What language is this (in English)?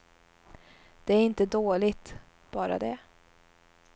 Swedish